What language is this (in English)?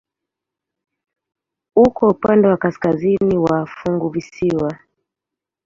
Swahili